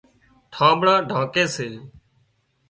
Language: Wadiyara Koli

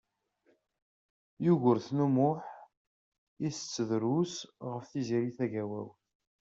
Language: Kabyle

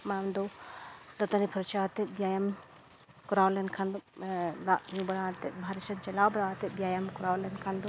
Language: Santali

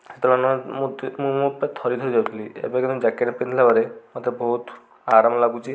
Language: Odia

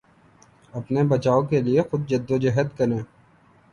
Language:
Urdu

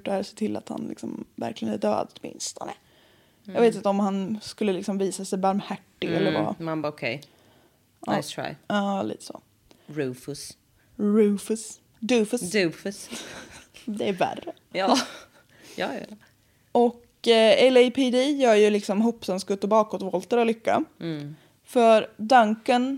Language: Swedish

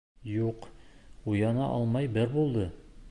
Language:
Bashkir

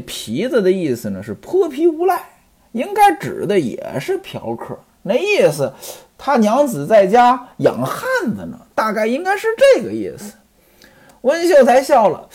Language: Chinese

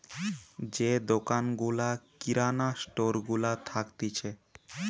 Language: Bangla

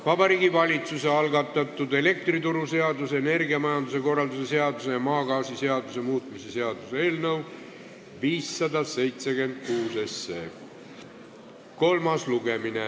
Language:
Estonian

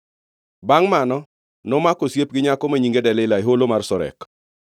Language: Luo (Kenya and Tanzania)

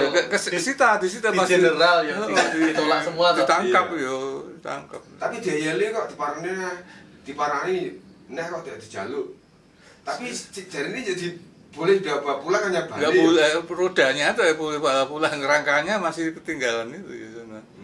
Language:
Indonesian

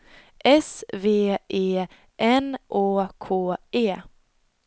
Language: Swedish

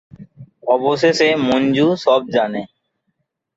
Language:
Bangla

